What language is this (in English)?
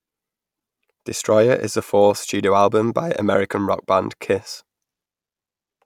English